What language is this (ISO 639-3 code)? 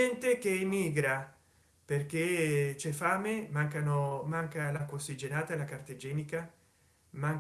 ita